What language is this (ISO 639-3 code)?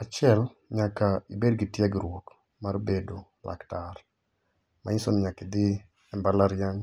luo